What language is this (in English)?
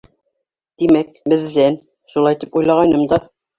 Bashkir